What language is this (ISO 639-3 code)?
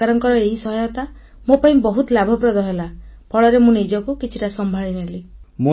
ori